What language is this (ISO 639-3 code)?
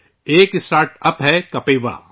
urd